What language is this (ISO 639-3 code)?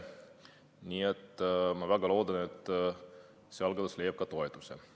est